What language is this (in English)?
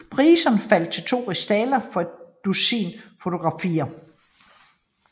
Danish